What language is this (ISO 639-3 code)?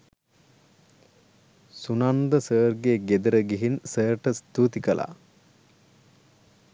sin